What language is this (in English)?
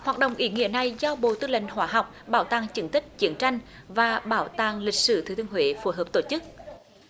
Vietnamese